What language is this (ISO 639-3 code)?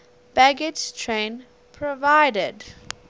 eng